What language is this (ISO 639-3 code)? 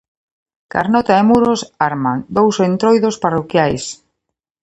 glg